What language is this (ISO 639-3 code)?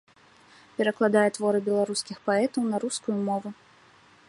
bel